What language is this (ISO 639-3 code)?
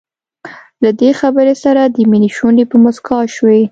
pus